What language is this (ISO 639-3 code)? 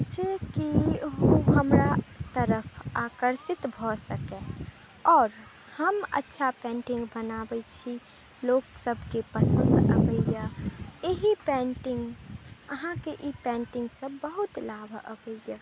mai